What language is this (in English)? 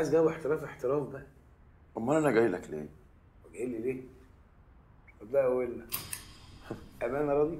Arabic